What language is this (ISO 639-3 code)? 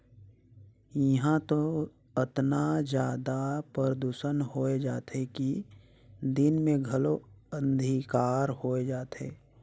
hne